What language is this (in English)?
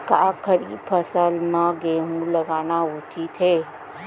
Chhattisgarhi